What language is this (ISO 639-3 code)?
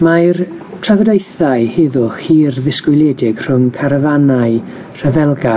cym